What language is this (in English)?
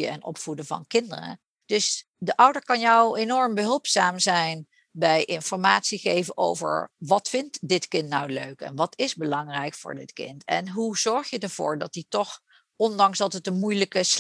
Dutch